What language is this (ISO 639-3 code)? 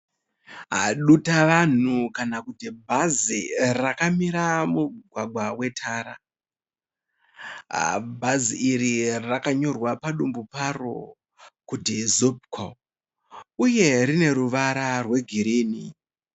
sna